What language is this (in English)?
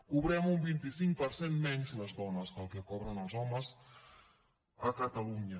Catalan